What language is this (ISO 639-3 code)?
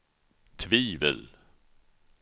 swe